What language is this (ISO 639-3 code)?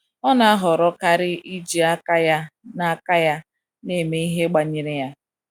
ibo